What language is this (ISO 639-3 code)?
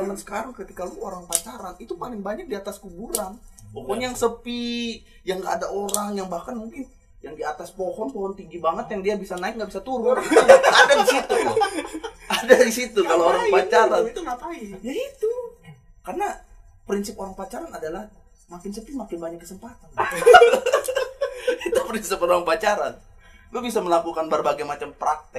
ind